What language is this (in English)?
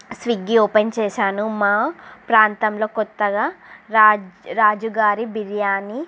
Telugu